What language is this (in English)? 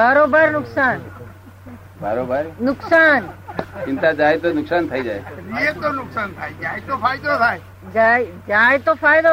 Gujarati